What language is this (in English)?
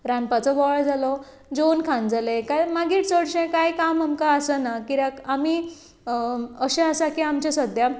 Konkani